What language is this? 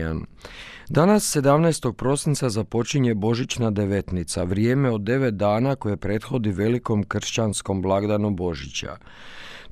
Croatian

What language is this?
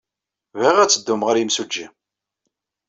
Kabyle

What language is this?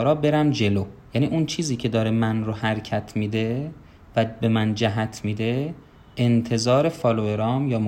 Persian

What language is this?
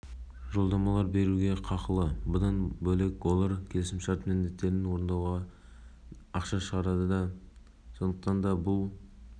Kazakh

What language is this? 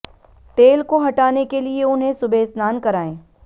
Hindi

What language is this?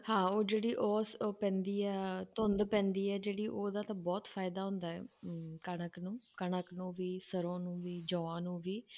Punjabi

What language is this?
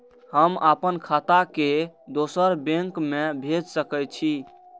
Maithili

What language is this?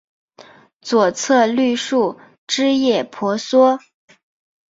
Chinese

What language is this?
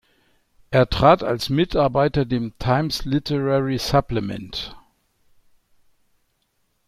German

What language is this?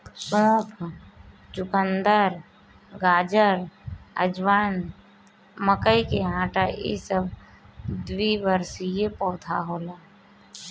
Bhojpuri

